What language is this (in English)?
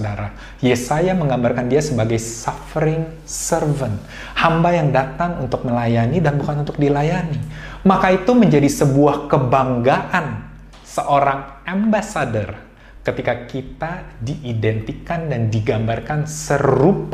Indonesian